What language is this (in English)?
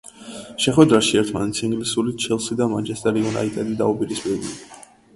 Georgian